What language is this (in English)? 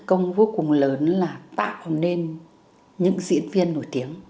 Vietnamese